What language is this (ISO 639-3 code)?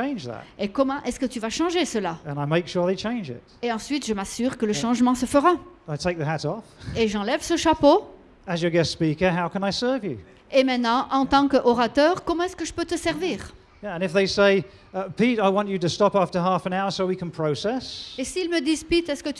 fra